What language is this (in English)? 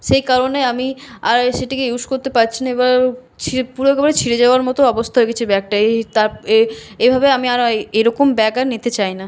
Bangla